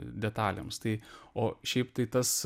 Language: Lithuanian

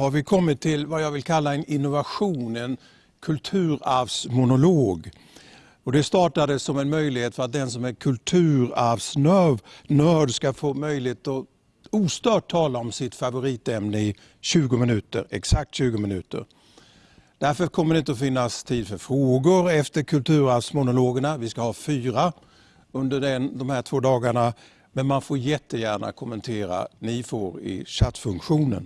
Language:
Swedish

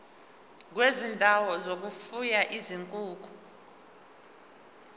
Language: Zulu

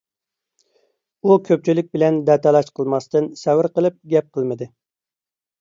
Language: Uyghur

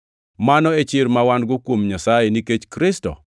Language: Luo (Kenya and Tanzania)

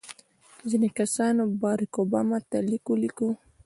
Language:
Pashto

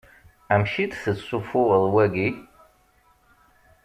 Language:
Kabyle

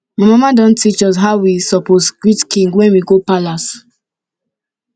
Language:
Nigerian Pidgin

